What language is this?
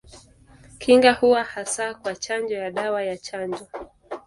Swahili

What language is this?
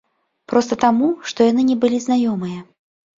Belarusian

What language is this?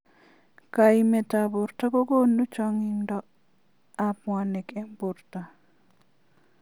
Kalenjin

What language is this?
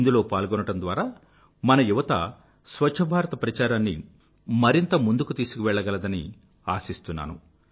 Telugu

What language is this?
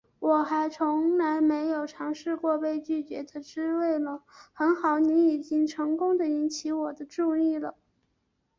Chinese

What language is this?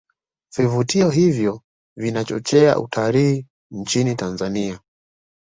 Swahili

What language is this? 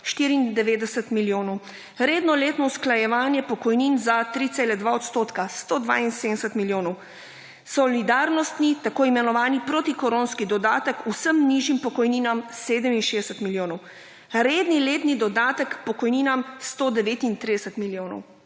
Slovenian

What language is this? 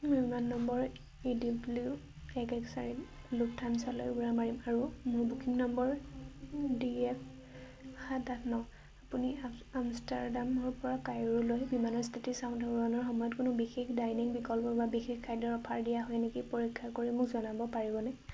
Assamese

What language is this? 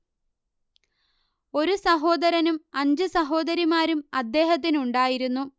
Malayalam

